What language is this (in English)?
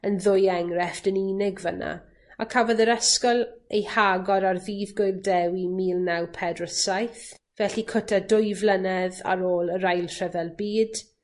Welsh